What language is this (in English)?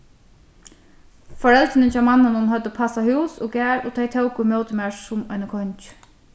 Faroese